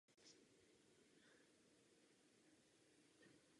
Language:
Czech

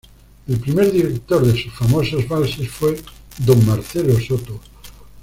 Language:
Spanish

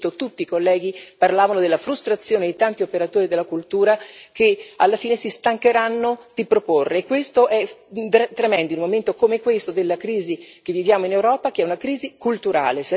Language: Italian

